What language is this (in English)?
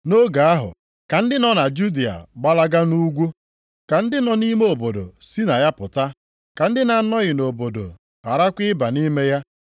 Igbo